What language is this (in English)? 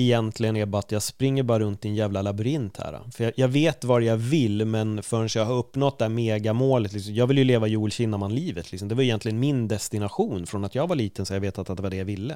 Swedish